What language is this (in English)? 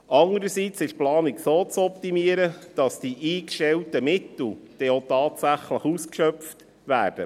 Swiss German